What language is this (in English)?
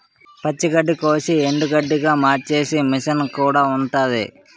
Telugu